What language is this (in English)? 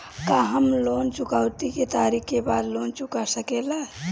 Bhojpuri